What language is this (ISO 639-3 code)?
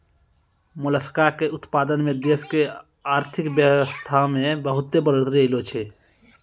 mai